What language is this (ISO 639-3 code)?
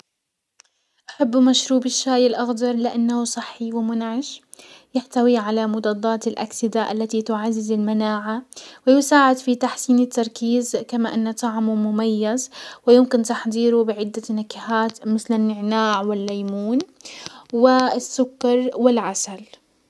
acw